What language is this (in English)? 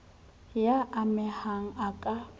Southern Sotho